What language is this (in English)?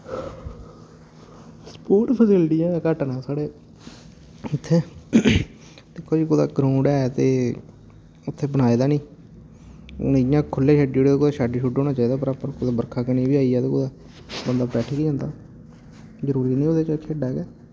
Dogri